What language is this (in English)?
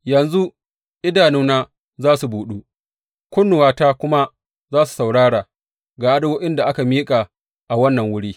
Hausa